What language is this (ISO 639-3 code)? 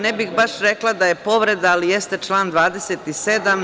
srp